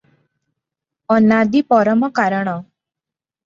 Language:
Odia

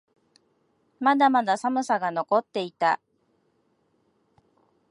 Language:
Japanese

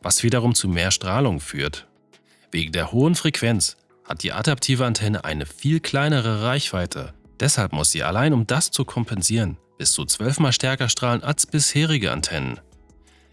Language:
German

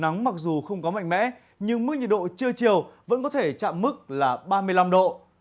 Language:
Vietnamese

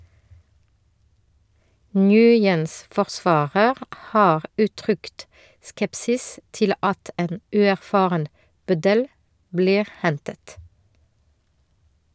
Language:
Norwegian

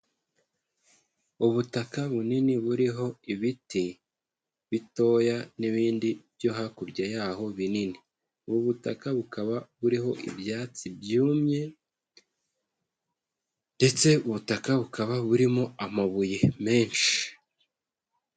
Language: Kinyarwanda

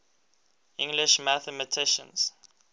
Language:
English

